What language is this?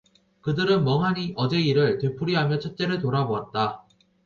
Korean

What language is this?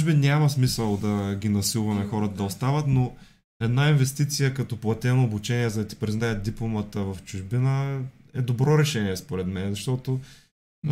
Bulgarian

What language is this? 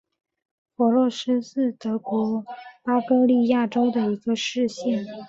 Chinese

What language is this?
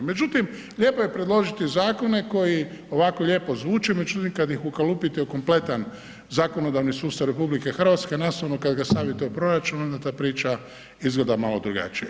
Croatian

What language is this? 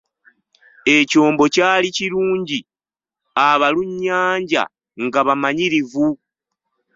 Ganda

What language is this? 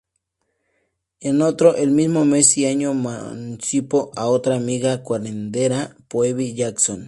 Spanish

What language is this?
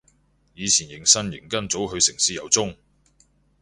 Cantonese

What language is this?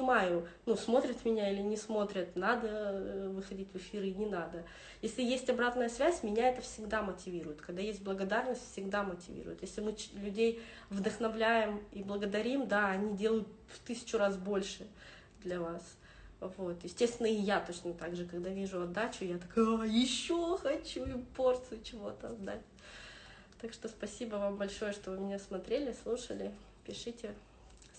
Russian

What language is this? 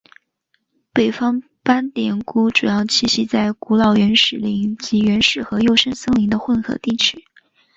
Chinese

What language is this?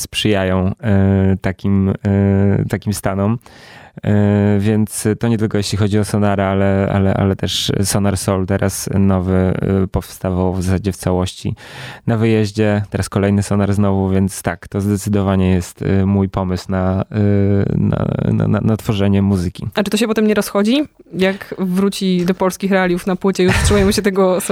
Polish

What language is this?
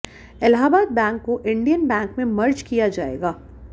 Hindi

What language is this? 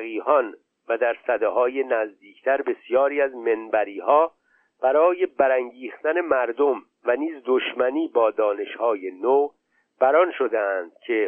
Persian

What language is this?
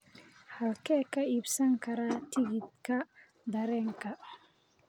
Somali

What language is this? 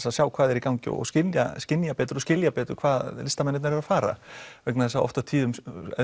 Icelandic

